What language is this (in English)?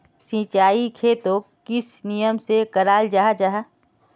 Magahi